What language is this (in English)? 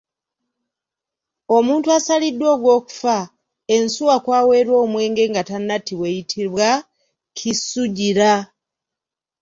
Ganda